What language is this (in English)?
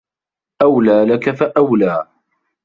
Arabic